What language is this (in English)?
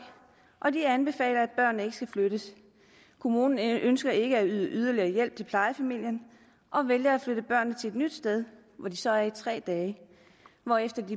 Danish